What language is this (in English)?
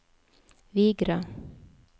Norwegian